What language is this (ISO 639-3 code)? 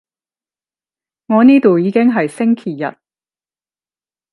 yue